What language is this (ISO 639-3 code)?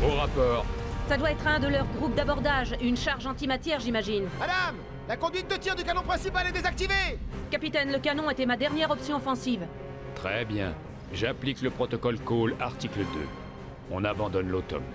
fra